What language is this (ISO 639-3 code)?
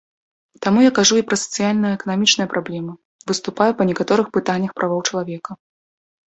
bel